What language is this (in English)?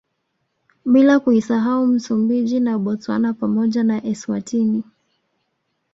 Swahili